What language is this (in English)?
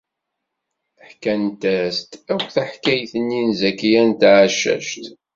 Kabyle